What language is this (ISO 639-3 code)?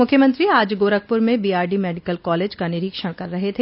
hin